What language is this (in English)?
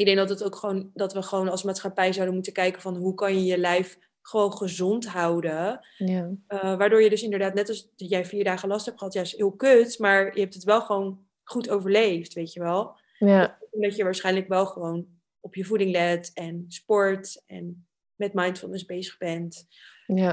Dutch